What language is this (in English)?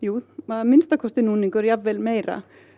Icelandic